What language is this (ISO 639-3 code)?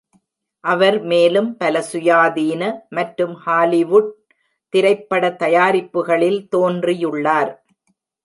tam